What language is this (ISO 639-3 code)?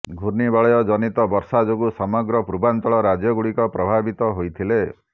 ori